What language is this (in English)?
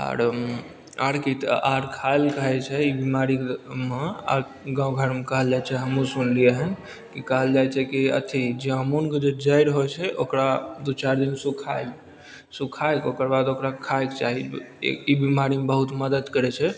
Maithili